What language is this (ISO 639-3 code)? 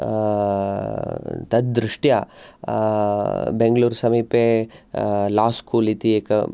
san